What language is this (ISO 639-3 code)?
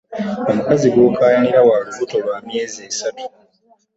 lug